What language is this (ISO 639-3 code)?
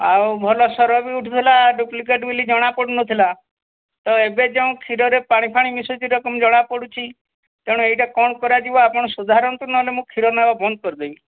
ori